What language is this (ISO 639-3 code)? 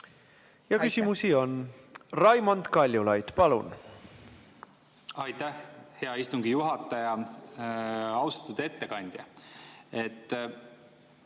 est